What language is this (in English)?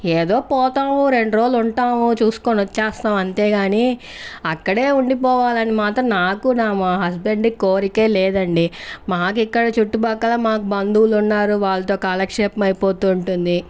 Telugu